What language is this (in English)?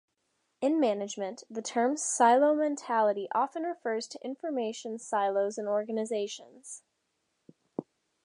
English